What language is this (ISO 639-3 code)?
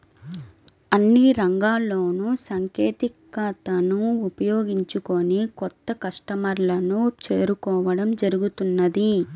tel